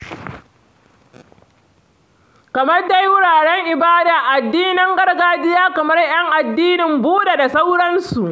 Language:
Hausa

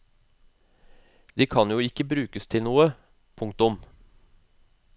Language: Norwegian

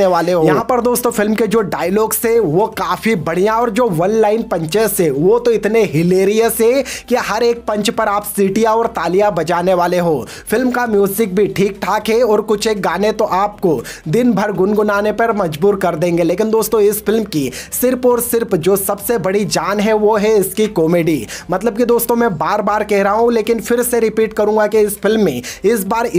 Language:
Hindi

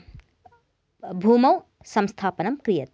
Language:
Sanskrit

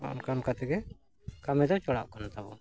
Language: Santali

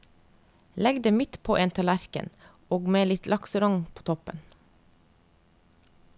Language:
Norwegian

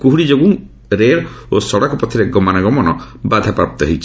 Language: Odia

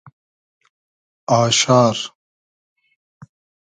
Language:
Hazaragi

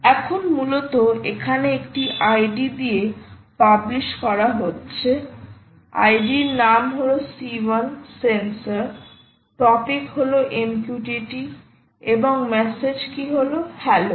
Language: Bangla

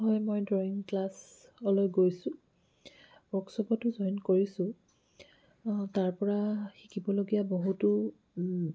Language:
Assamese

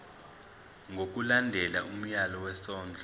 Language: Zulu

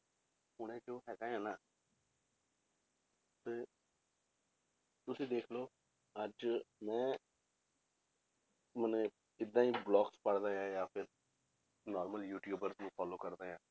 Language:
Punjabi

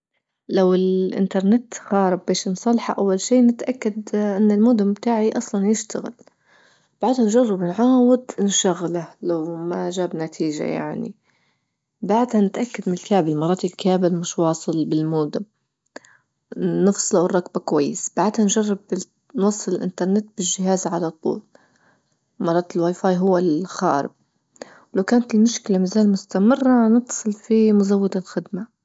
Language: Libyan Arabic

